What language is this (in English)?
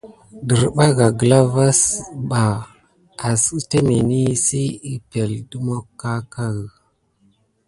Gidar